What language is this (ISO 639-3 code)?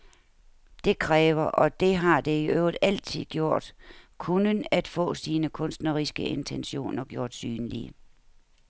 dan